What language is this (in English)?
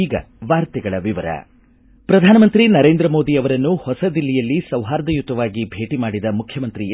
Kannada